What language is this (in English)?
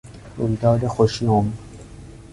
Persian